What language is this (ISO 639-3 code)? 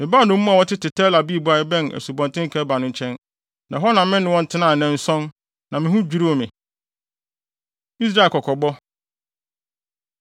aka